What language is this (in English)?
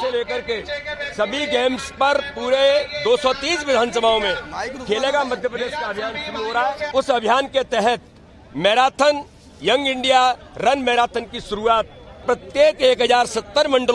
Hindi